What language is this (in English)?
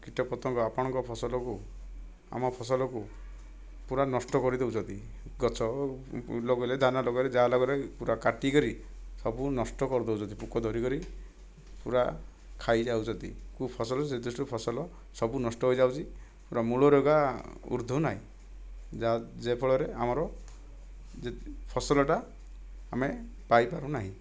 Odia